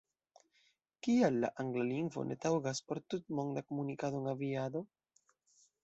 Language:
Esperanto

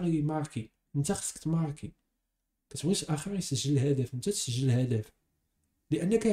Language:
Arabic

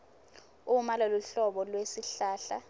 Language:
Swati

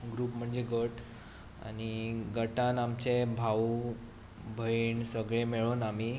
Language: Konkani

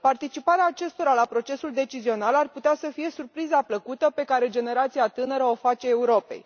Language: Romanian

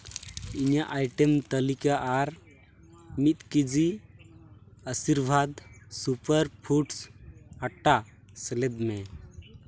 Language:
Santali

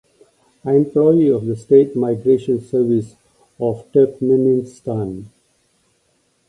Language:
English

